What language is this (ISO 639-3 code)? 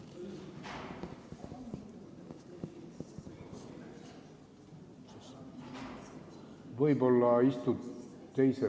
est